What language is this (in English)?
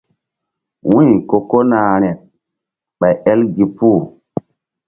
Mbum